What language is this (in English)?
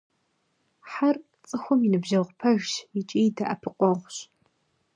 Kabardian